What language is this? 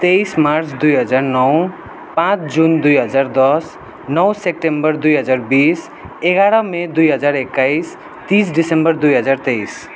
Nepali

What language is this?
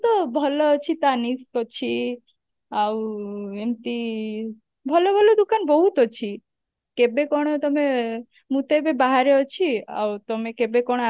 Odia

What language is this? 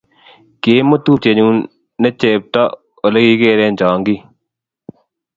Kalenjin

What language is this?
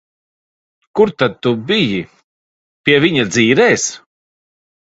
Latvian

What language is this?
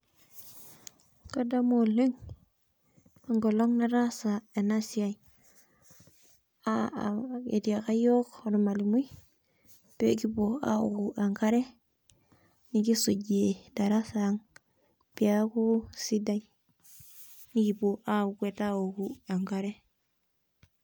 Masai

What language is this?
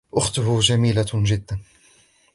Arabic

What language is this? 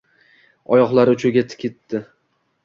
Uzbek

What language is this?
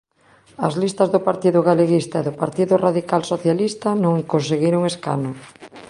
Galician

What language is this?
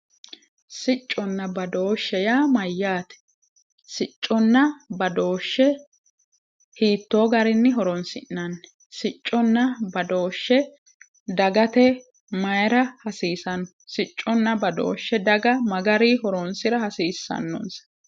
Sidamo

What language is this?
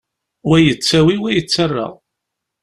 Kabyle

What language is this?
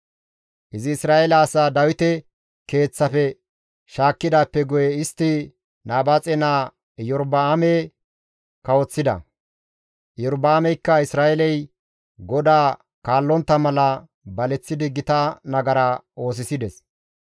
Gamo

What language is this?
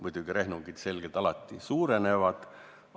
Estonian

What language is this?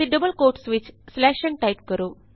Punjabi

